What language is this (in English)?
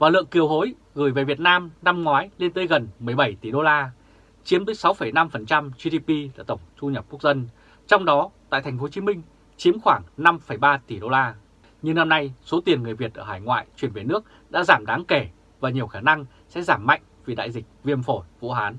Vietnamese